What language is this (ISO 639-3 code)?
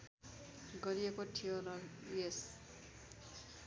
nep